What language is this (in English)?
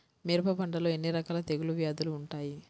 Telugu